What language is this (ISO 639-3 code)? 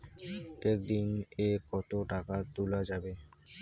ben